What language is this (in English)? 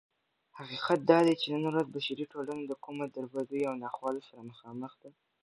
Pashto